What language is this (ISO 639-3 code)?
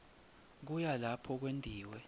ssw